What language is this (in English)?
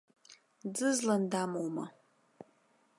Abkhazian